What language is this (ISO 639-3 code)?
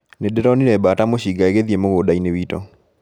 kik